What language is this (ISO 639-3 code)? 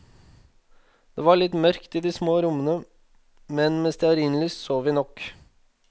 nor